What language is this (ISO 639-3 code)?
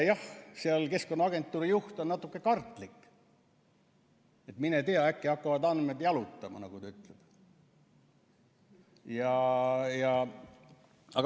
est